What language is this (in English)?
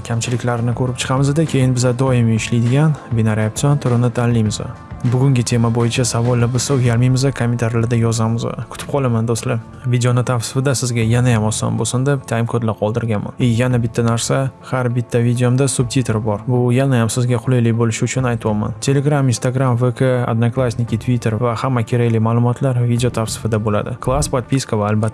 Uzbek